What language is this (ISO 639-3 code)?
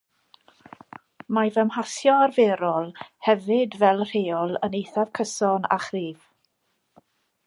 cym